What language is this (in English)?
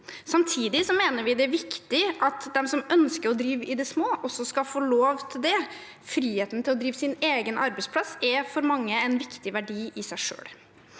Norwegian